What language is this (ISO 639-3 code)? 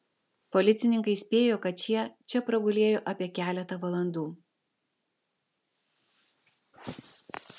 lit